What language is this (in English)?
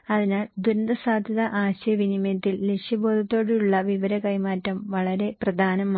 Malayalam